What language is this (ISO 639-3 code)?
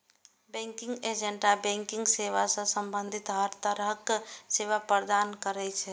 mai